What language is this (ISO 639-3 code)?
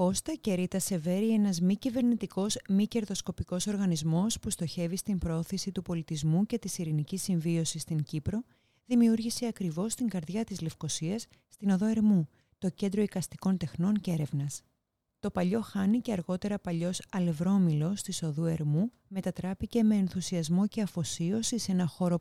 ell